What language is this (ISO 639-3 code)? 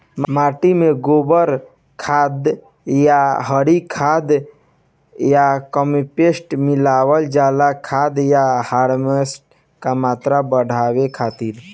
bho